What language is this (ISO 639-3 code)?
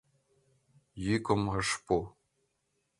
chm